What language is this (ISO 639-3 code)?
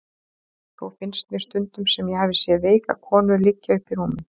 isl